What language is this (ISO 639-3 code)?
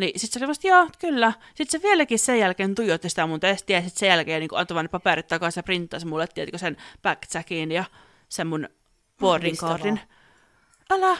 fin